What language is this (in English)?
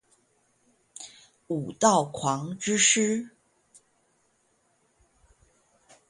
Chinese